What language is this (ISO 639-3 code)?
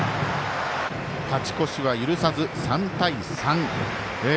jpn